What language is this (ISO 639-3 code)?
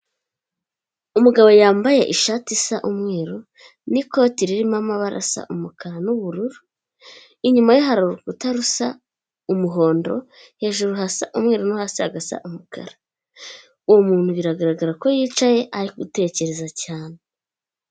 kin